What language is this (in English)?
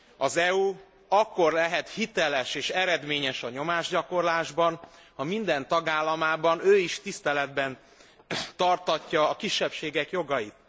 Hungarian